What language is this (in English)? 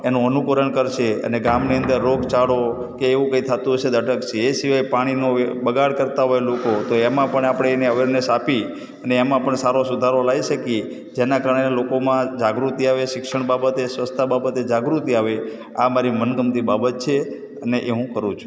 Gujarati